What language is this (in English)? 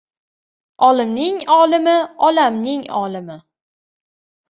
Uzbek